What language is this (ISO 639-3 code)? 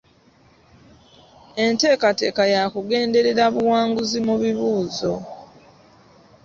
lug